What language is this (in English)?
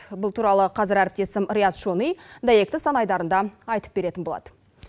Kazakh